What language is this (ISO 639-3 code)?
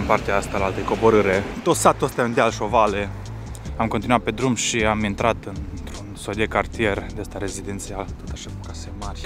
ron